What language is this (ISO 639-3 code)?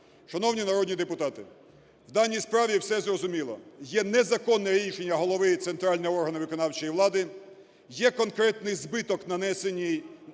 ukr